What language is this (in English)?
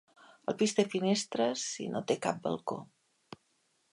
Catalan